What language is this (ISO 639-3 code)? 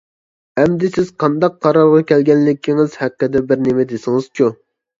uig